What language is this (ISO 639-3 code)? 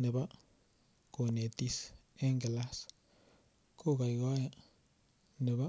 kln